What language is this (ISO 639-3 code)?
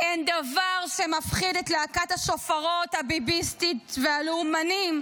heb